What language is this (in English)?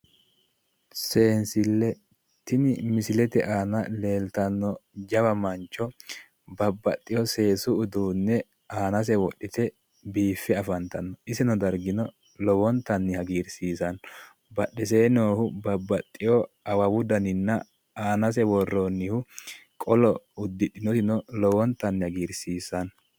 Sidamo